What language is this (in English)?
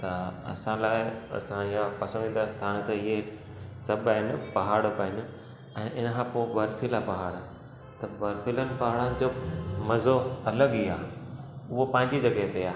Sindhi